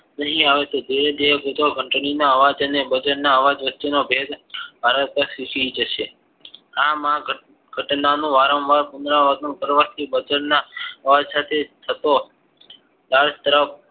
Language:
Gujarati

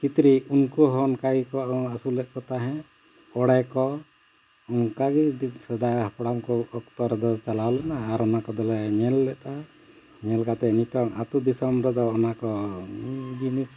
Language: Santali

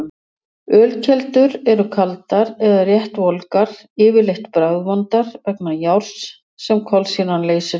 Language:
Icelandic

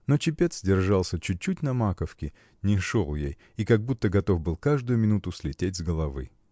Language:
Russian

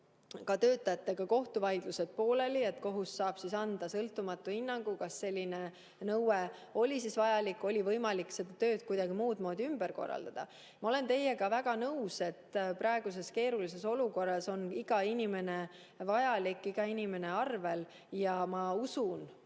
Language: Estonian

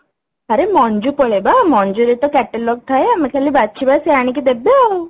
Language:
Odia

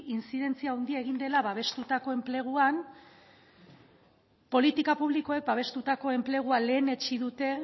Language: Basque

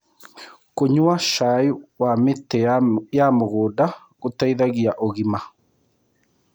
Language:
Kikuyu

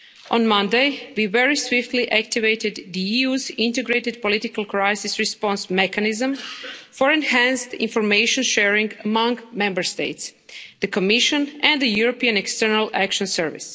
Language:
English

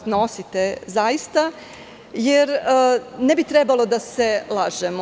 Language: Serbian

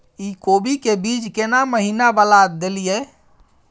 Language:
Maithili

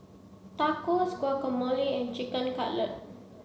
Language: English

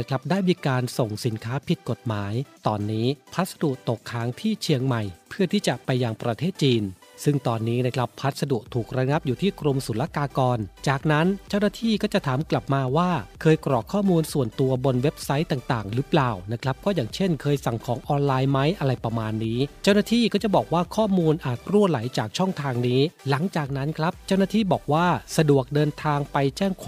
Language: Thai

